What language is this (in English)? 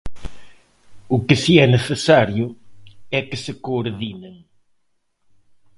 Galician